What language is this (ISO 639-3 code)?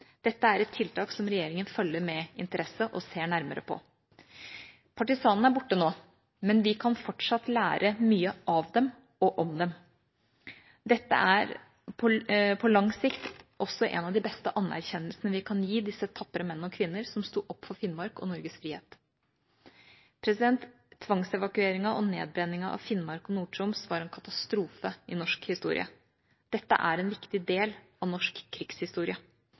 nob